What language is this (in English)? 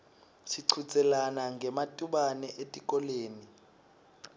Swati